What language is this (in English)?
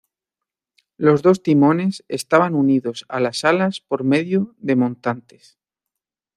Spanish